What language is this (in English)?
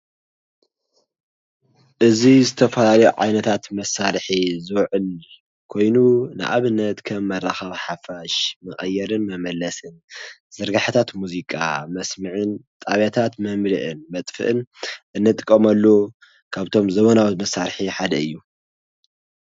Tigrinya